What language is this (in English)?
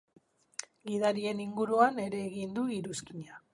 Basque